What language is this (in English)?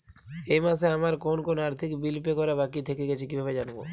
Bangla